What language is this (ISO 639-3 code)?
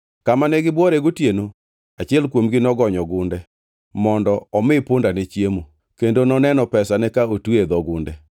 luo